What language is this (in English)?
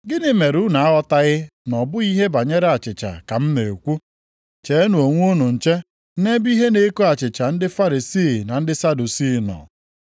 Igbo